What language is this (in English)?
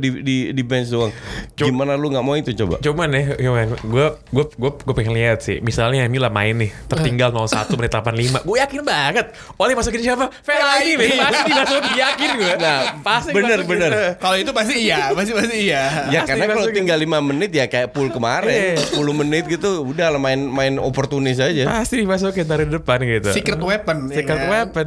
Indonesian